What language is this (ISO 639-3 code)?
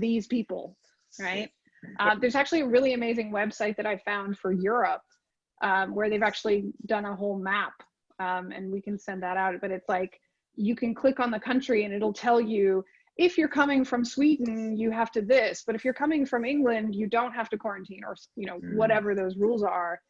eng